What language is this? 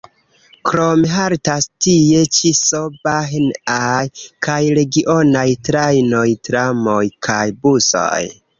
Esperanto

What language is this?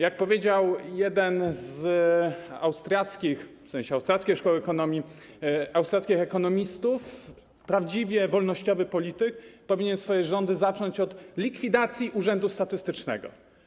Polish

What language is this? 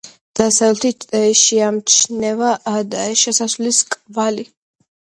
Georgian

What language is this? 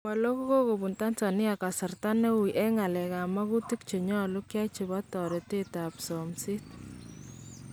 Kalenjin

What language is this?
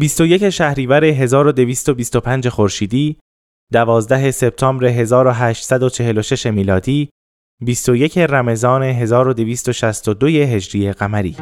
Persian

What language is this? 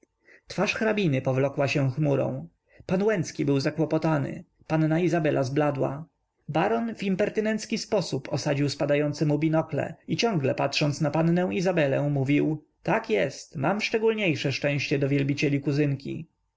Polish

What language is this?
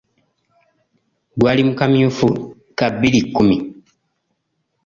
Ganda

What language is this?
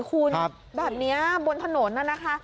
Thai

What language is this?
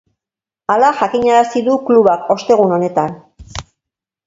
Basque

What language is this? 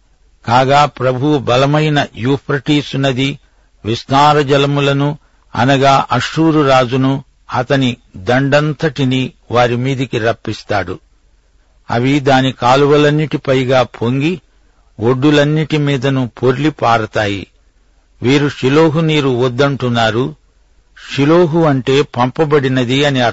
Telugu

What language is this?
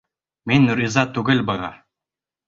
Bashkir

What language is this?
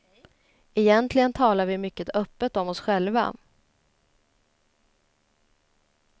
Swedish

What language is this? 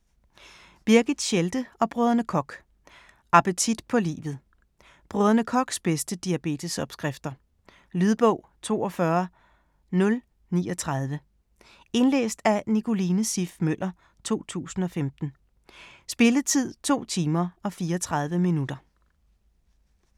Danish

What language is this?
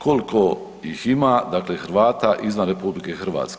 Croatian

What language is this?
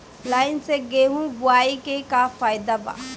Bhojpuri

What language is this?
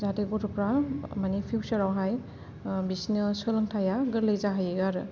Bodo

